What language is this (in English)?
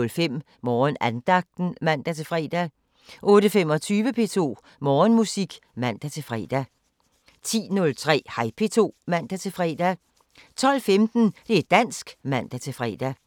Danish